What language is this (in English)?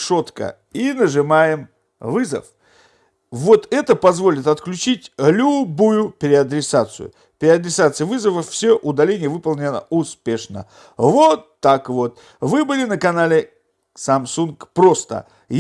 Russian